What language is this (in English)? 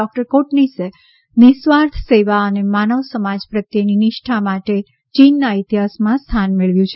Gujarati